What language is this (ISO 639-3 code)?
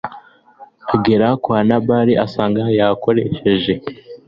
kin